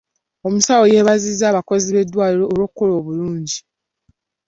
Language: Ganda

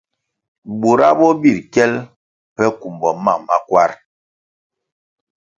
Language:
Kwasio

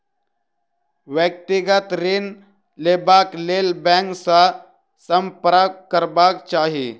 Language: Maithili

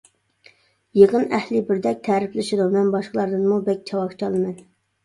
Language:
Uyghur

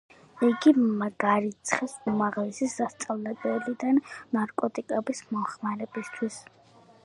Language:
Georgian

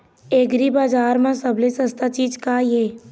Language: Chhattisgarhi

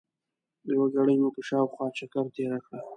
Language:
Pashto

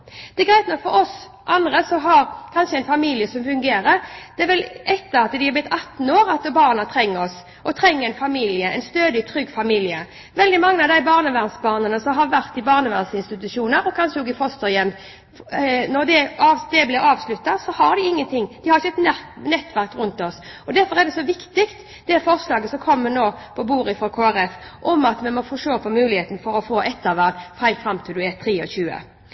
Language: Norwegian Bokmål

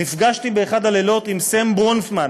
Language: Hebrew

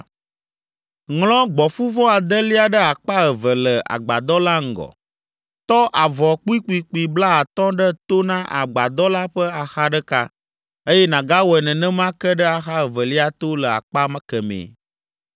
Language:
Ewe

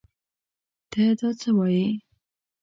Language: Pashto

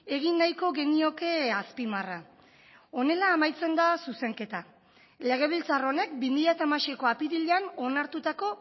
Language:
Basque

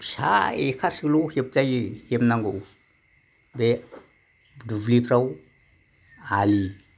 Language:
Bodo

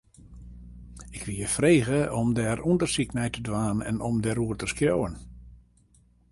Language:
Western Frisian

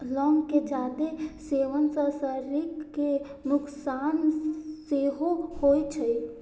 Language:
Maithili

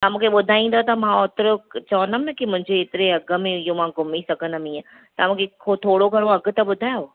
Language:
Sindhi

